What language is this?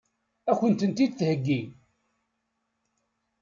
Kabyle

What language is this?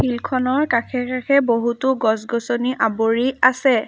Assamese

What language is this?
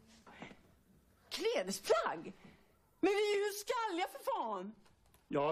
Swedish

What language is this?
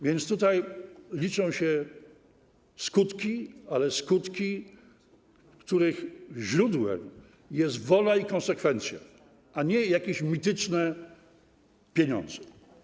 Polish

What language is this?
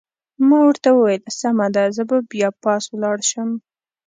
Pashto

